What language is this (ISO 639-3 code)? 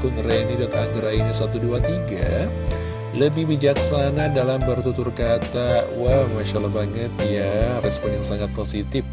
ind